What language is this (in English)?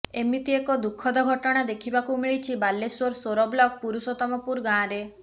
Odia